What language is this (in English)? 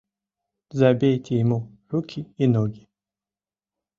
Mari